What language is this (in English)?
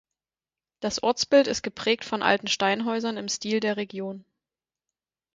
German